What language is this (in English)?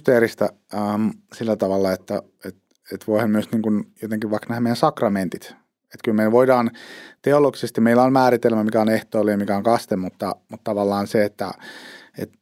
Finnish